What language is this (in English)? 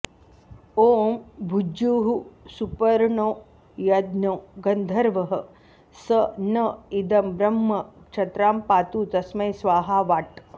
Sanskrit